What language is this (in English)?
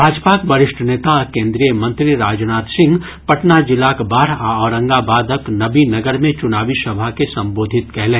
Maithili